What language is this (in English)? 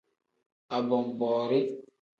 Tem